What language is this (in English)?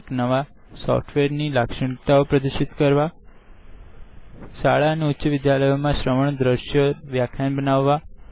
Gujarati